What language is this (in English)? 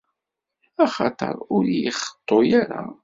Kabyle